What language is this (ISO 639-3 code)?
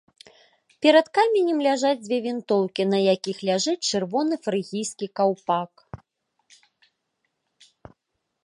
bel